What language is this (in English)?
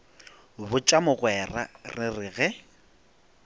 Northern Sotho